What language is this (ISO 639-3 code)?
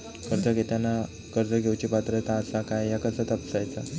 mar